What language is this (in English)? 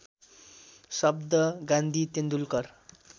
Nepali